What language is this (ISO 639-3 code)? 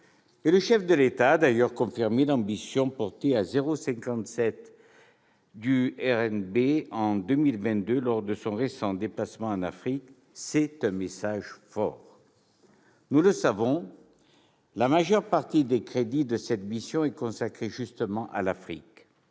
fra